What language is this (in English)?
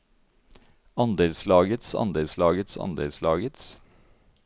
Norwegian